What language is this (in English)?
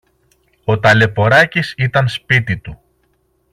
Greek